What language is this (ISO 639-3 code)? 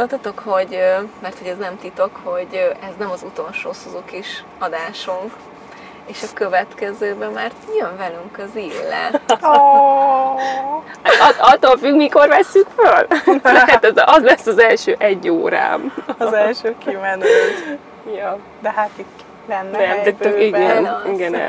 hun